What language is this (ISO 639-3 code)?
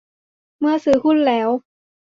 tha